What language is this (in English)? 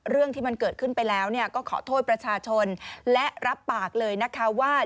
Thai